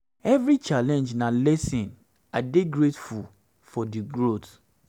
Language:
Nigerian Pidgin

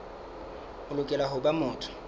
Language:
Southern Sotho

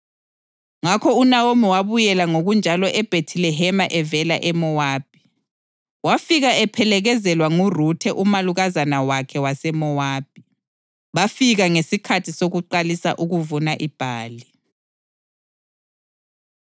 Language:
North Ndebele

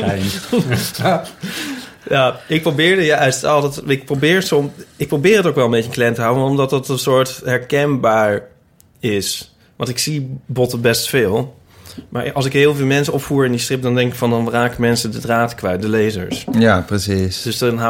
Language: Dutch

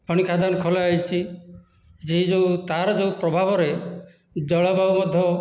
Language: Odia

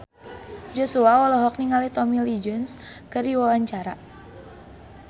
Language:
Sundanese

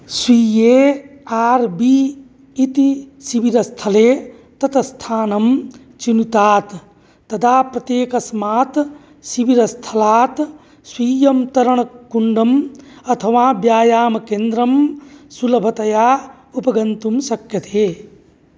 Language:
Sanskrit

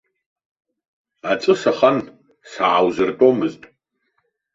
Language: Abkhazian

